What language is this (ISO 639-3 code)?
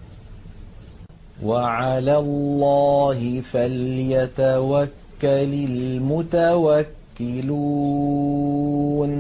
ara